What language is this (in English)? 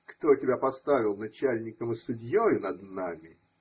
Russian